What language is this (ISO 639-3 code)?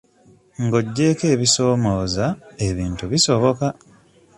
lug